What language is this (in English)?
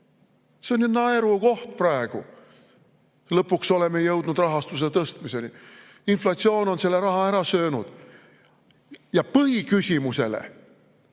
Estonian